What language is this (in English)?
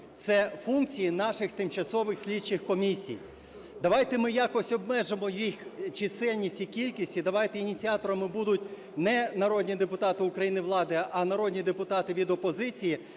Ukrainian